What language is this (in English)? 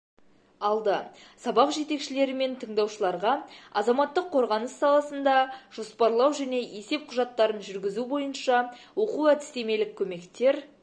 Kazakh